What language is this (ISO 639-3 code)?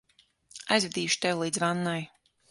lav